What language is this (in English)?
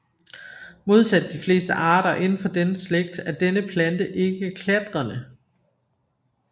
Danish